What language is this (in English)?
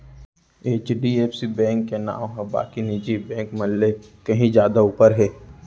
Chhattisgarhi